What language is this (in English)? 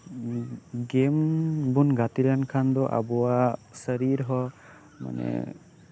Santali